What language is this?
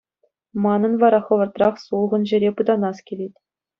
Chuvash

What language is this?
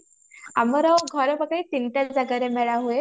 Odia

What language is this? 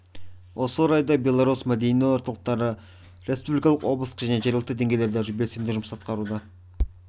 Kazakh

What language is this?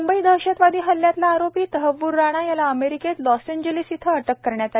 Marathi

